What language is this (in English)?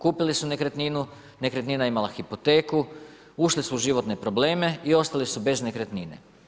Croatian